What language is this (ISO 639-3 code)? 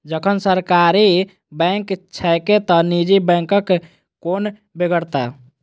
mai